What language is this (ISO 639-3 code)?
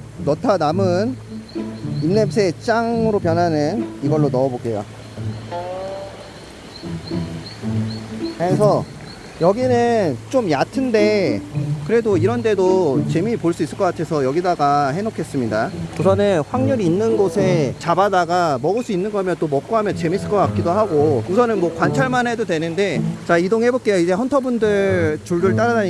kor